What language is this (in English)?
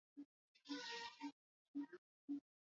Swahili